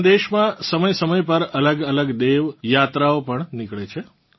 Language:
Gujarati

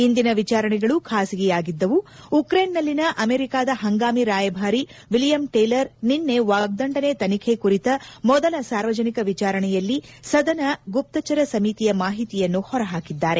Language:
Kannada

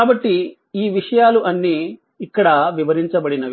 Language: Telugu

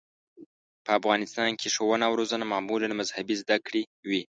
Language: Pashto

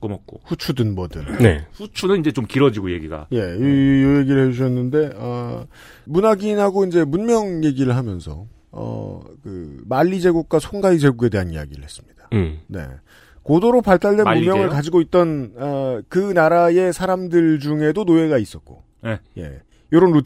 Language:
Korean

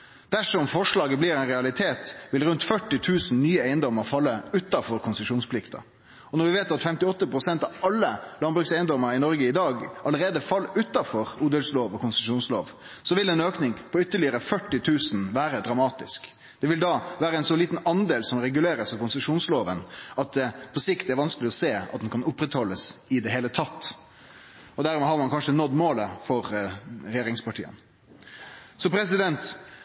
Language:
Norwegian Nynorsk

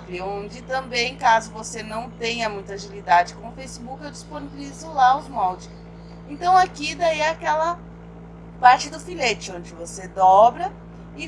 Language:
Portuguese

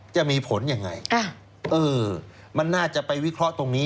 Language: Thai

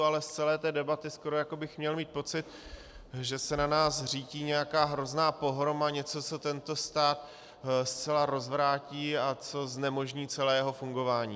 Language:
Czech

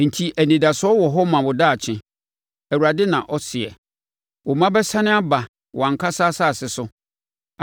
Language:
Akan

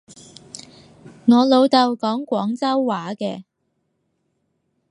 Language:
Cantonese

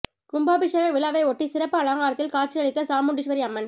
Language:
Tamil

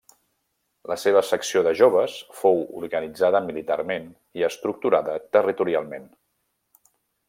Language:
Catalan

